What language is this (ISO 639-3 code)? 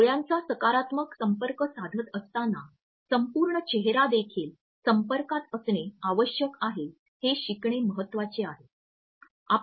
mar